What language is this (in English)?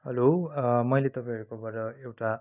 Nepali